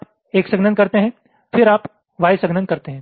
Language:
Hindi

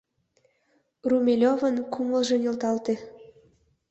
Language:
Mari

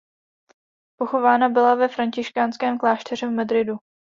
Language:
Czech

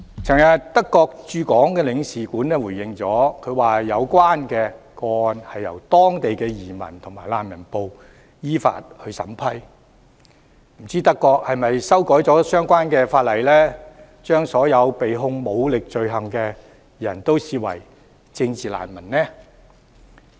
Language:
Cantonese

